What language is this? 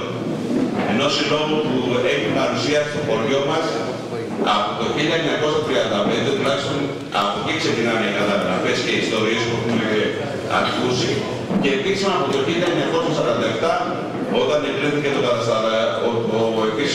Greek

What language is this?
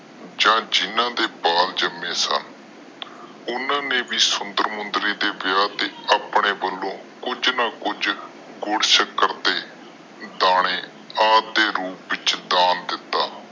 Punjabi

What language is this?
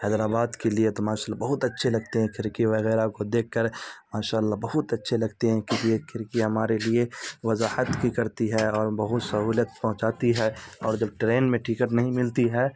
Urdu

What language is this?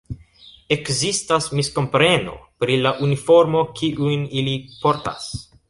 Esperanto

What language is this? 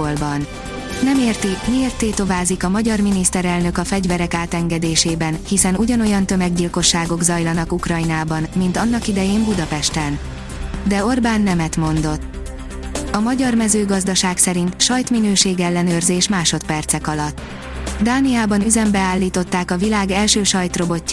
Hungarian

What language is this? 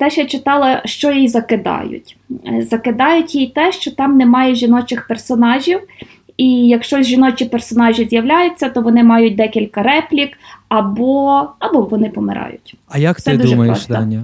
Ukrainian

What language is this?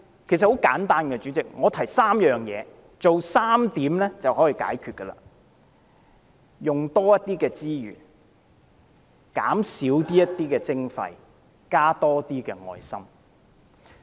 Cantonese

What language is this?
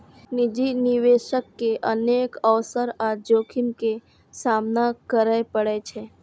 Maithili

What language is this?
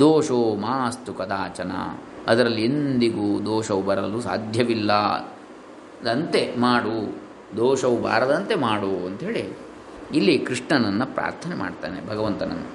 Kannada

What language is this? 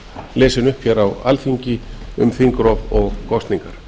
Icelandic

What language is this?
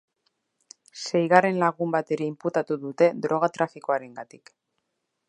Basque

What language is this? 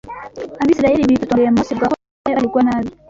Kinyarwanda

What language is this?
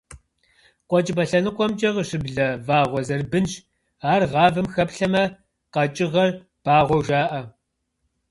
Kabardian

